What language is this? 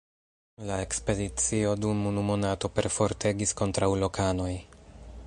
Esperanto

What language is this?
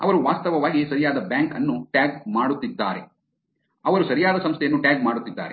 Kannada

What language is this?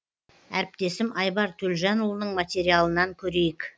Kazakh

